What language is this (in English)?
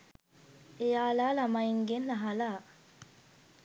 Sinhala